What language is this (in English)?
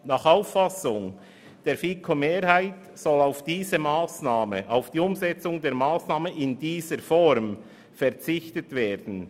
Swiss German